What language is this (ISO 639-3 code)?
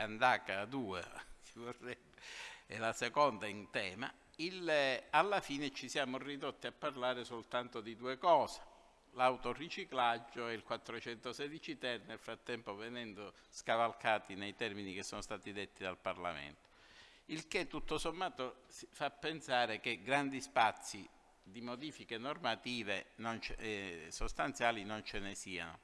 ita